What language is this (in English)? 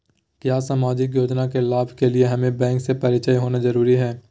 Magahi